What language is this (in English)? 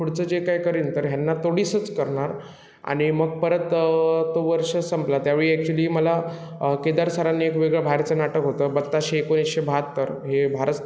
Marathi